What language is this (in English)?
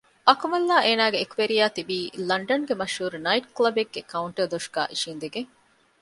Divehi